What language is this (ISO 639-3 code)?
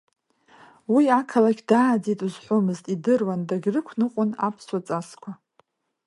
abk